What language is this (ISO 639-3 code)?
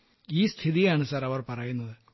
mal